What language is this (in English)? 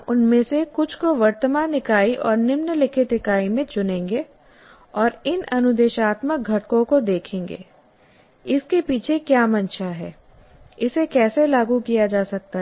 Hindi